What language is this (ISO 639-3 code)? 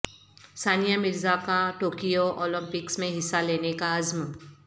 urd